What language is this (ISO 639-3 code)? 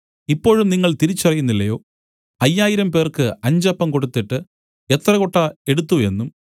mal